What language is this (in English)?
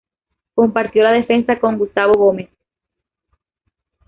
Spanish